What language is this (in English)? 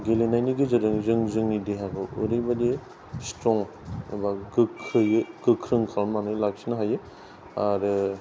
Bodo